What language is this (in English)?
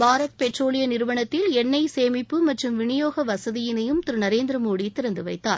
Tamil